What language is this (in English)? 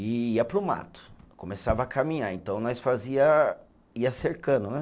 Portuguese